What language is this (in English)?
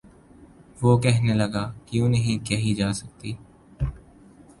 Urdu